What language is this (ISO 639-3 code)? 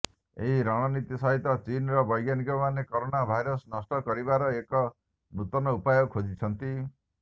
ori